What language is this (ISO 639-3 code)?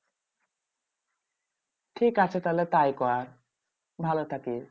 ben